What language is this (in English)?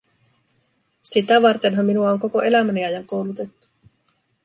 Finnish